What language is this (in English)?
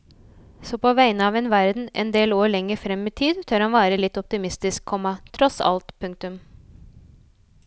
Norwegian